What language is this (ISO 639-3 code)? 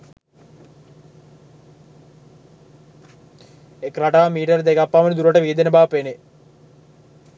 sin